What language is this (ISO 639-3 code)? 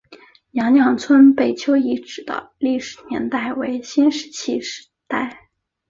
zho